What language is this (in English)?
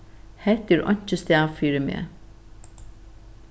Faroese